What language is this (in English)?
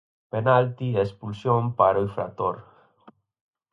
Galician